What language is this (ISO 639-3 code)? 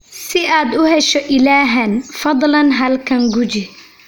som